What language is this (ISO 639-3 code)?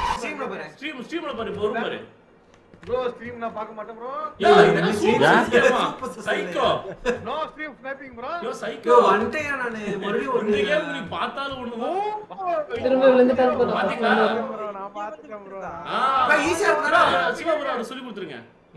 tam